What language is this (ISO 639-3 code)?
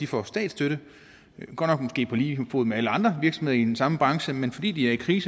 dan